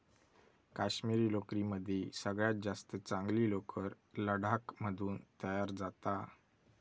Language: Marathi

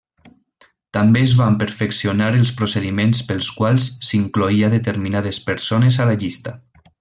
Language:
Catalan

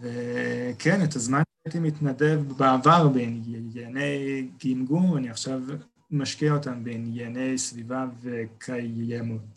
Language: Hebrew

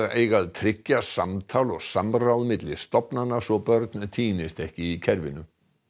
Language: Icelandic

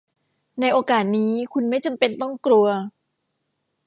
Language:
Thai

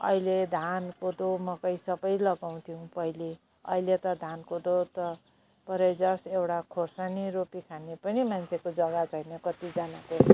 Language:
Nepali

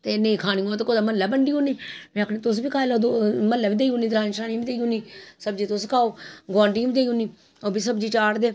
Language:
Dogri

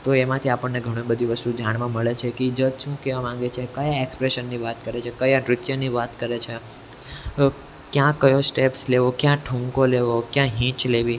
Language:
Gujarati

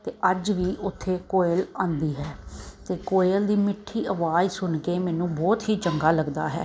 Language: Punjabi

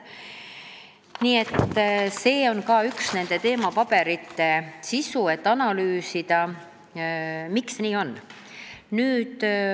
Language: Estonian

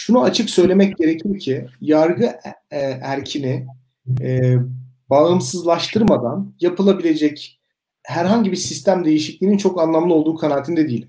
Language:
Turkish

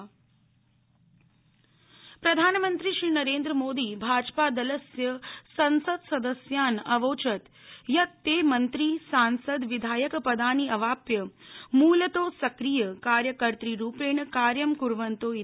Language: Sanskrit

